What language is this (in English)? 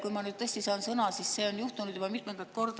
Estonian